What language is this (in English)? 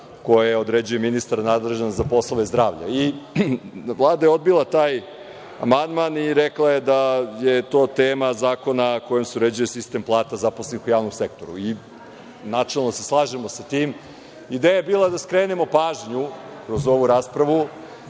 Serbian